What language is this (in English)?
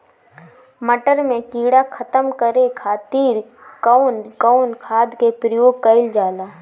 Bhojpuri